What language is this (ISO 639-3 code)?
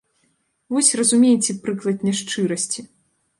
bel